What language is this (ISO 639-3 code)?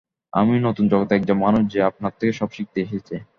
ben